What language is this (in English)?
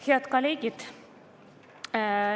Estonian